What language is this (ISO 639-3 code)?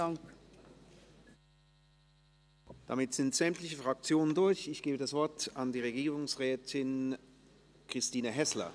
gsw